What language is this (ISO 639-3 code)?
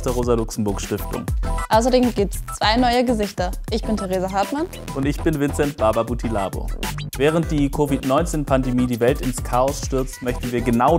deu